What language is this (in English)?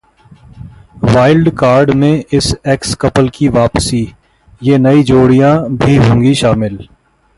Hindi